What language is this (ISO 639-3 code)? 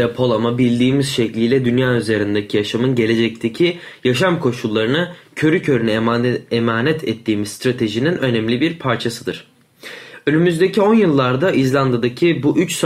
tur